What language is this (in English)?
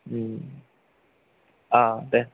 Bodo